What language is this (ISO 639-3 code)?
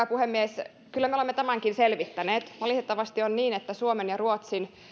fin